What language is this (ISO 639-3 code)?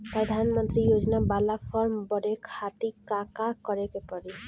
bho